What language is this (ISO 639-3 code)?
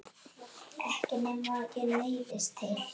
isl